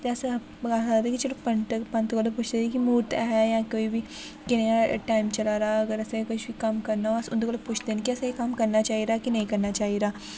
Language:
Dogri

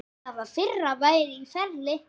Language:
Icelandic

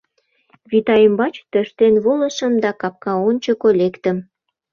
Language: Mari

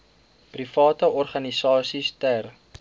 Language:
Afrikaans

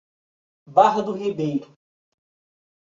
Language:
Portuguese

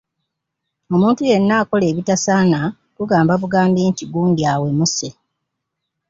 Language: Ganda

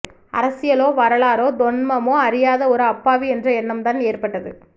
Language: Tamil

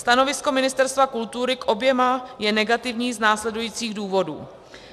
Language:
Czech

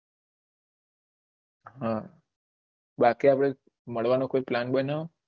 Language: Gujarati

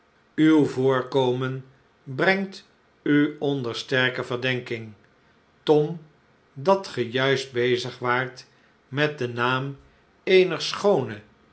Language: Dutch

